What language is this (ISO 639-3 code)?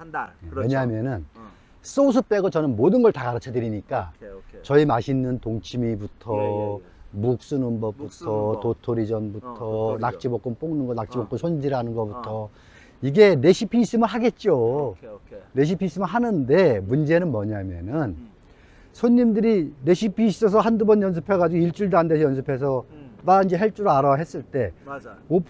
kor